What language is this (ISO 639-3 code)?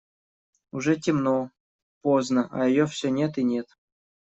rus